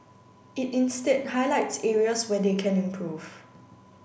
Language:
English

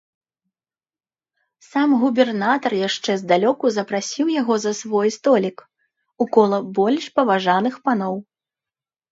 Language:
Belarusian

